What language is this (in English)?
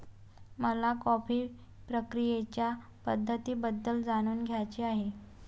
Marathi